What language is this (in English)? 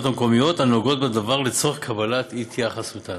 Hebrew